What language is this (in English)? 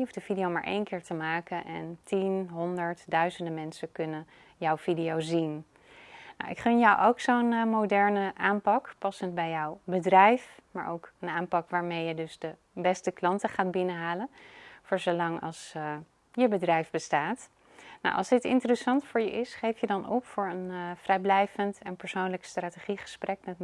Dutch